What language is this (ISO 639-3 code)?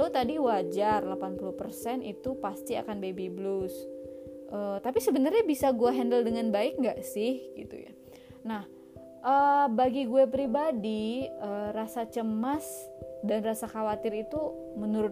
ind